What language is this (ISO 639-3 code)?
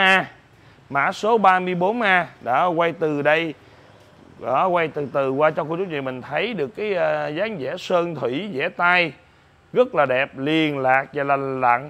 vie